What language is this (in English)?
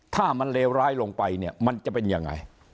Thai